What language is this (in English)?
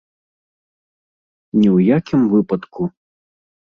Belarusian